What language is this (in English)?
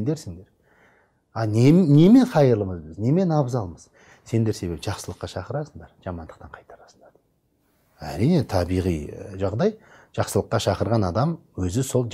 Turkish